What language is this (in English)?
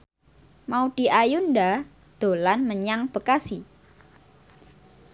Javanese